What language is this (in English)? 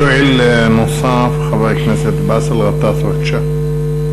Hebrew